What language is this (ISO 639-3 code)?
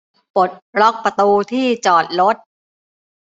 tha